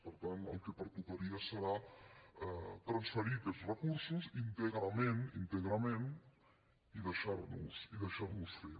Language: Catalan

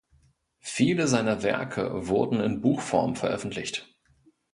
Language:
German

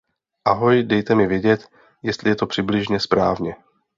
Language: Czech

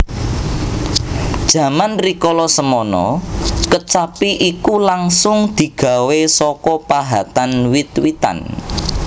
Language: Javanese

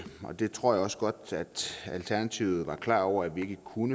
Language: Danish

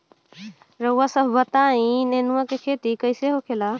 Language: Bhojpuri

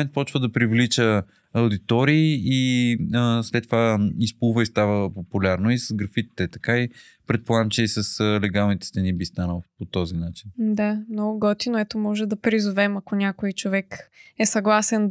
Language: Bulgarian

